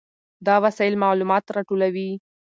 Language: Pashto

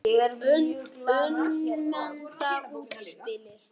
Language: Icelandic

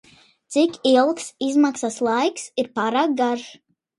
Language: Latvian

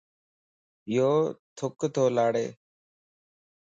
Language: Lasi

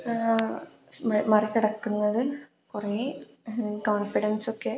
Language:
Malayalam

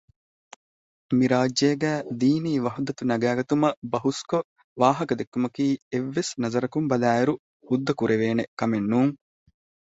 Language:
Divehi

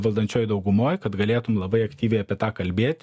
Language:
Lithuanian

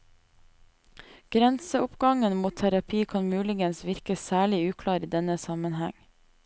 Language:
Norwegian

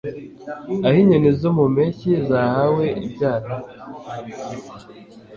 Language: Kinyarwanda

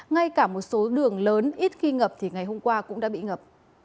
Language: Vietnamese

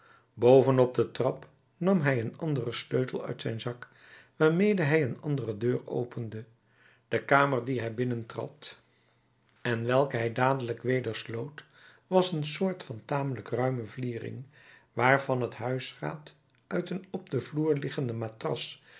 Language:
Dutch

